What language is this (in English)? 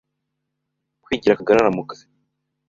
Kinyarwanda